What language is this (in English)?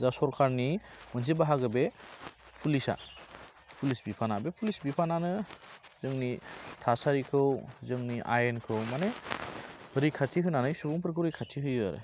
Bodo